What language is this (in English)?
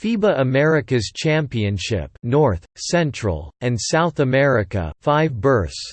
English